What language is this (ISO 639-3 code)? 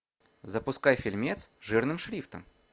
rus